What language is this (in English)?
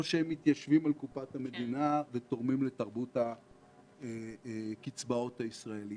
Hebrew